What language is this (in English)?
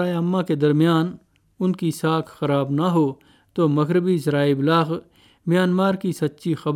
Urdu